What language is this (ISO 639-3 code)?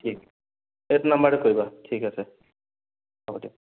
asm